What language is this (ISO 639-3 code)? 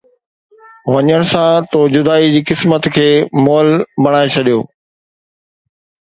snd